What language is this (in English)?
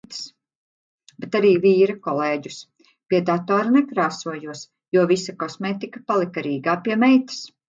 Latvian